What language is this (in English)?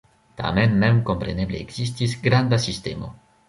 Esperanto